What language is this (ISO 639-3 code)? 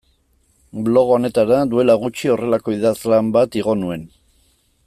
eus